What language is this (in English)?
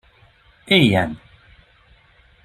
Hungarian